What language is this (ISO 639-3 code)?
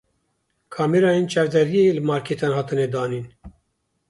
kur